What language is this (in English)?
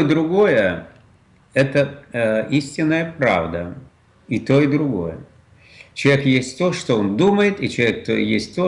Russian